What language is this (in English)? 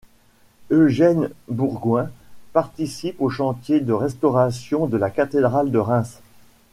French